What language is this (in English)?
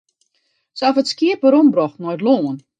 Western Frisian